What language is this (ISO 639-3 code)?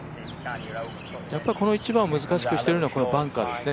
jpn